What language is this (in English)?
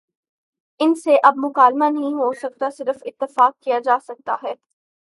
Urdu